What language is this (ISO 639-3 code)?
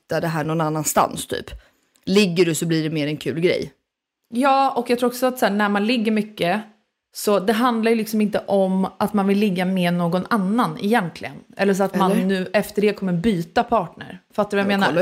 swe